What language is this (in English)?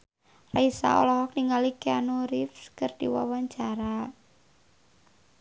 Sundanese